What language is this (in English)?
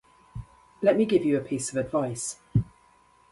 English